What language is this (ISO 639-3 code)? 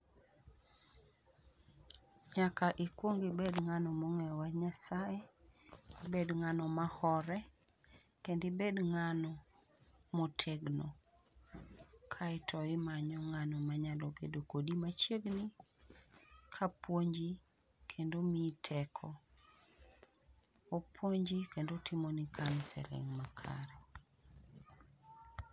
luo